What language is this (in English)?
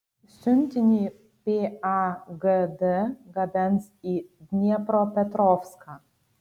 Lithuanian